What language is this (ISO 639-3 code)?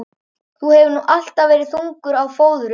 isl